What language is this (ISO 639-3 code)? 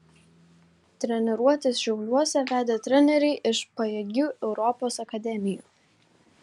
lit